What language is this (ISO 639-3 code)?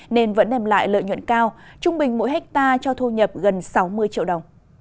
vie